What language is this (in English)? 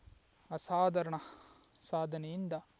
Kannada